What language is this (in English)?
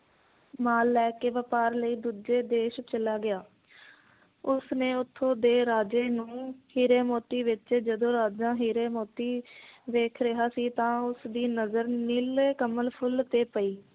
Punjabi